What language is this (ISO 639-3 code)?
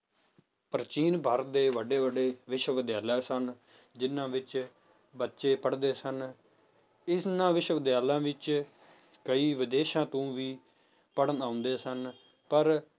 pan